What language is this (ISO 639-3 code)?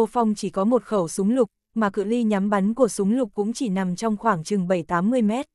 vie